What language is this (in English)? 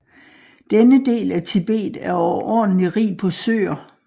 Danish